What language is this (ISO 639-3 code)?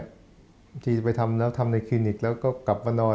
tha